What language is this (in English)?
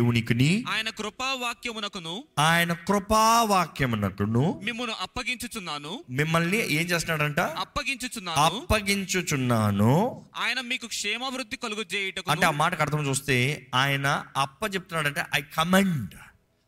Telugu